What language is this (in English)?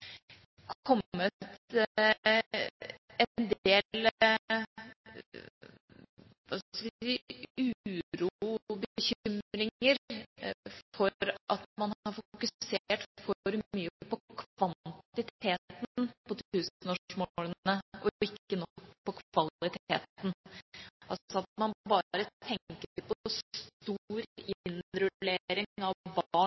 Norwegian Bokmål